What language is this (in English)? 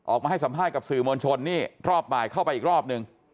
Thai